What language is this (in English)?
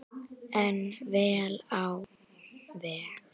Icelandic